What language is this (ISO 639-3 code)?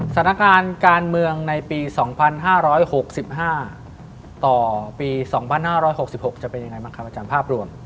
tha